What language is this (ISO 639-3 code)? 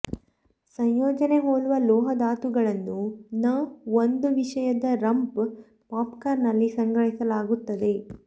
kan